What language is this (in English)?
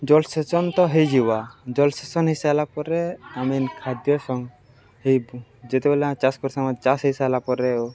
Odia